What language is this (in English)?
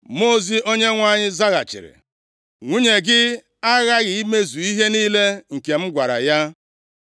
Igbo